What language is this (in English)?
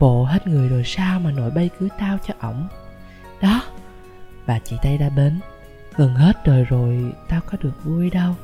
Vietnamese